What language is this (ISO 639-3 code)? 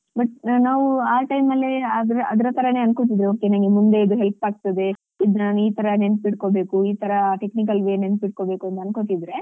kan